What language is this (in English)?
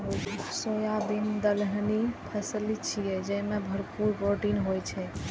Maithili